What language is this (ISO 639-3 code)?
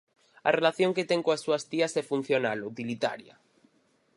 glg